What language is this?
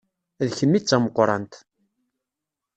Kabyle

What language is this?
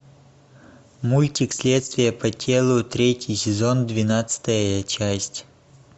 Russian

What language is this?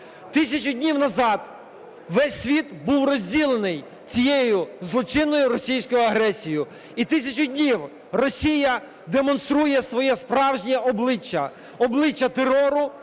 Ukrainian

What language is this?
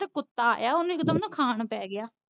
Punjabi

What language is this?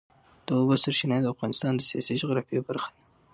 Pashto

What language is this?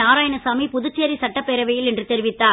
Tamil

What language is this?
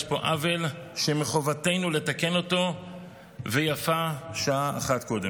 Hebrew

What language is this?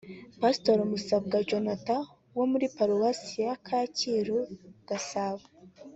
Kinyarwanda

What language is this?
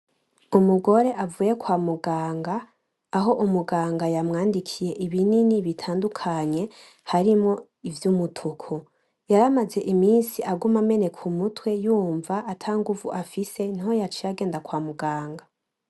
Rundi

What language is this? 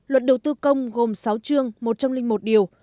Vietnamese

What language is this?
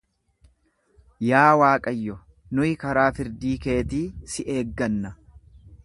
Oromo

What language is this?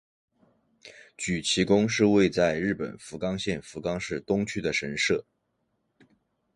Chinese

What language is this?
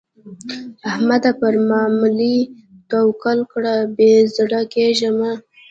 Pashto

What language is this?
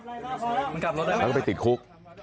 Thai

